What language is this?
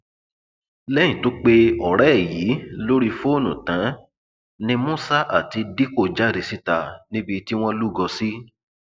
Yoruba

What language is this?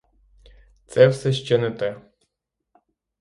Ukrainian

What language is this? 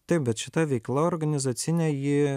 Lithuanian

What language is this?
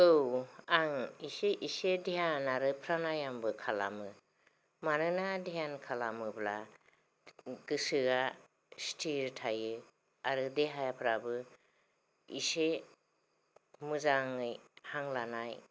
Bodo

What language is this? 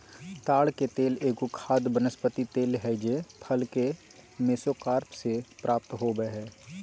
Magahi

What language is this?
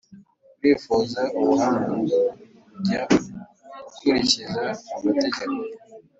Kinyarwanda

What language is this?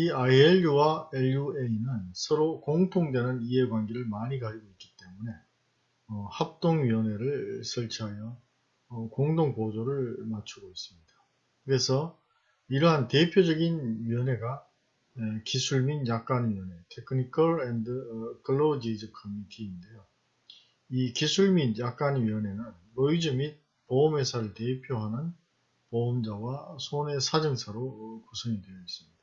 Korean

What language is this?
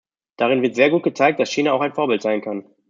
German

